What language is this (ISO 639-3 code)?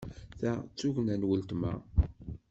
kab